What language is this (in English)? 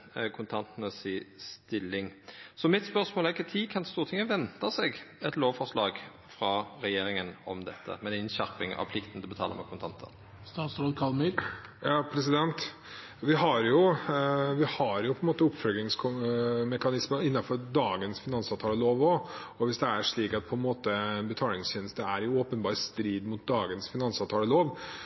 Norwegian